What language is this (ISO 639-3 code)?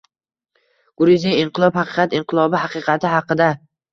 uzb